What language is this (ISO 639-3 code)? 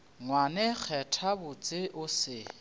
nso